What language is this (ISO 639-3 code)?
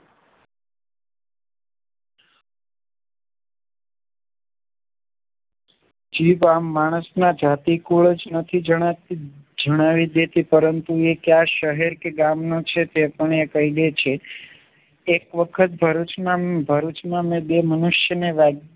guj